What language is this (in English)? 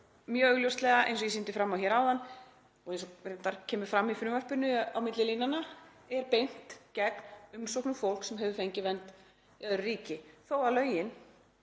Icelandic